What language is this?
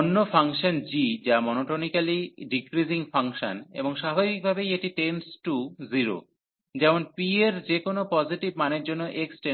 Bangla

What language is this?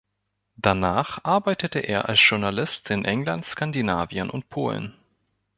German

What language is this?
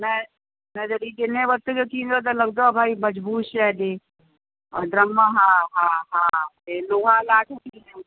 Sindhi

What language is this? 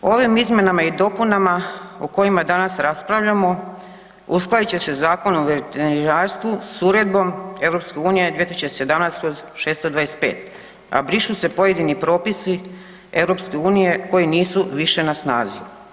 Croatian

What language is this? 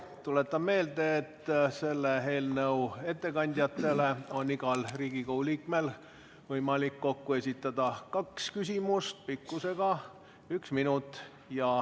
Estonian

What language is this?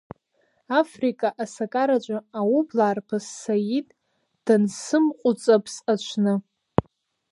Abkhazian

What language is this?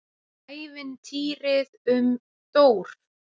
Icelandic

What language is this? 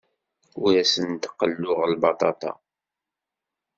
Kabyle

